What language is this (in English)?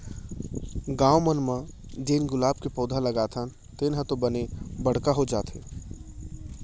Chhattisgarhi